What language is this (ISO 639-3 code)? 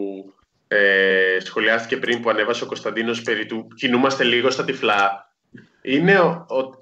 ell